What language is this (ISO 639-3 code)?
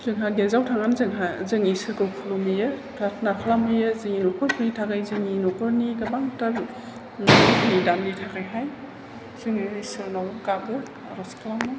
brx